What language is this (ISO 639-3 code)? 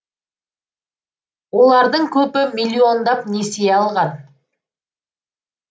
kaz